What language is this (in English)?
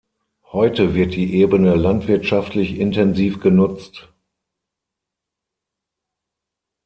German